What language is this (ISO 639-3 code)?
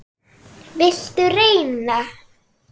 isl